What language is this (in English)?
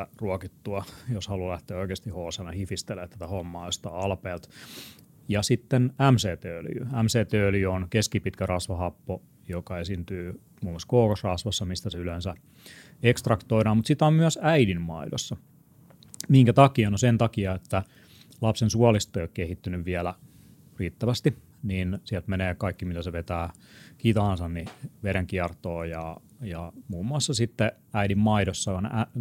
Finnish